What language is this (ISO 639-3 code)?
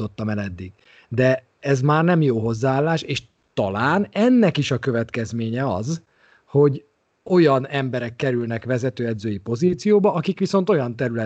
hun